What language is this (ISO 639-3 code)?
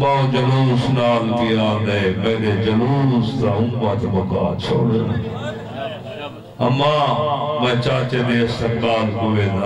ara